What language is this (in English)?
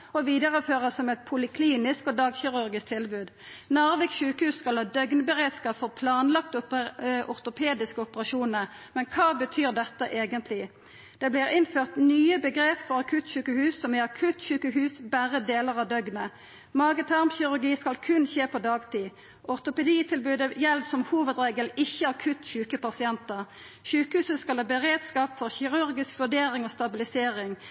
Norwegian Nynorsk